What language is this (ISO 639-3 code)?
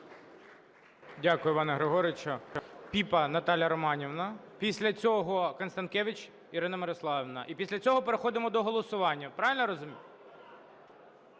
ukr